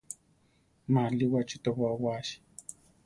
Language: Central Tarahumara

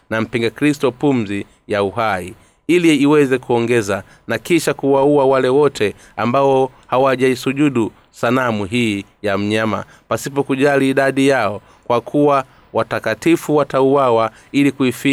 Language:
Swahili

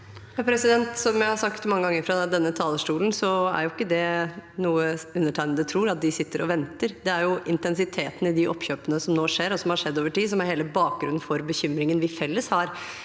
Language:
Norwegian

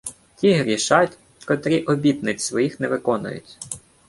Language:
Ukrainian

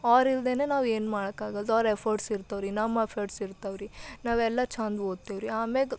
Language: Kannada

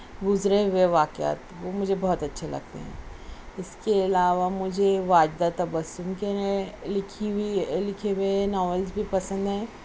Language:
Urdu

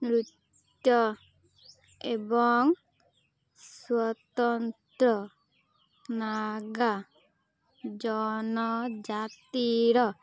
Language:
Odia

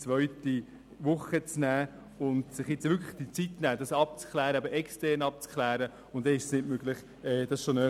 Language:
Swiss German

